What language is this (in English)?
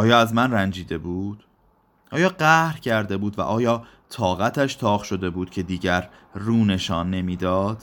Persian